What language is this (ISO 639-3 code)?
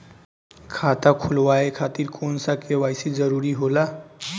bho